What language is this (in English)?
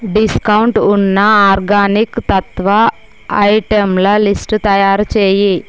Telugu